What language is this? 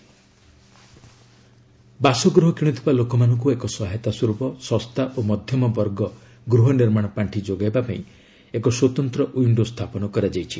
Odia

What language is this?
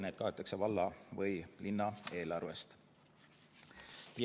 Estonian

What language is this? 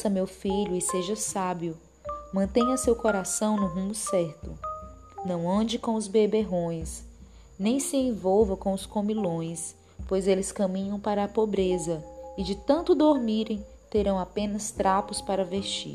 Portuguese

